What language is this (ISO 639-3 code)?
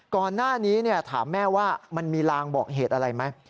tha